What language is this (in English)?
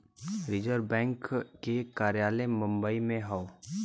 Bhojpuri